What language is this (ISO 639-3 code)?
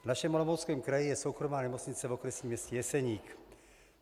ces